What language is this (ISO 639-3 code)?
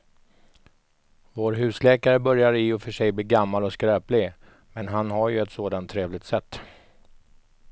swe